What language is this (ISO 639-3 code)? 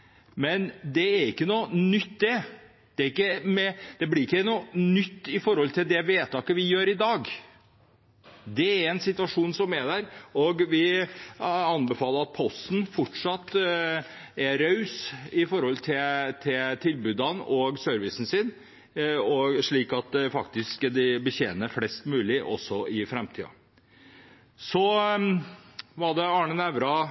nob